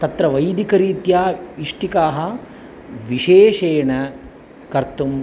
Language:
Sanskrit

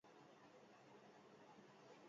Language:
Basque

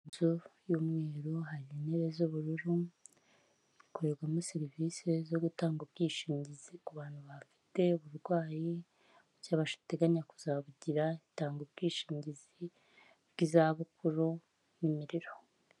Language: Kinyarwanda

